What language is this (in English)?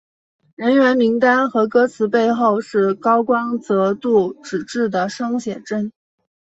Chinese